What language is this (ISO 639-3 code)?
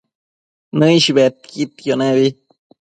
mcf